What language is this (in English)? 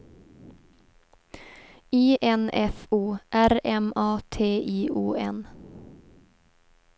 Swedish